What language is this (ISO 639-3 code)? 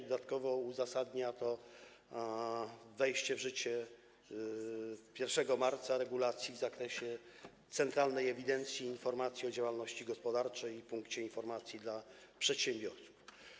pol